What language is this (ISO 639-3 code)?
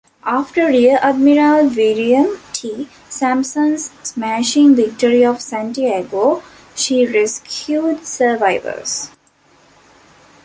eng